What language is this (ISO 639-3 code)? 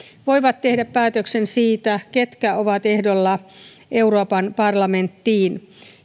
fin